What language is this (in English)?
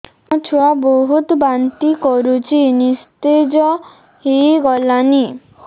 Odia